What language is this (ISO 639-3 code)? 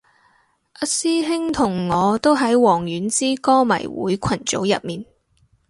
yue